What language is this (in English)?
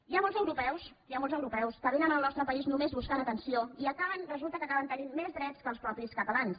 Catalan